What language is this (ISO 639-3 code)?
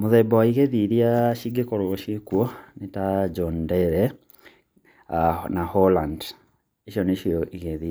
kik